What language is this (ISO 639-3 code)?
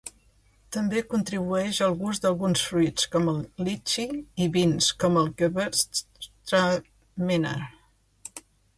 cat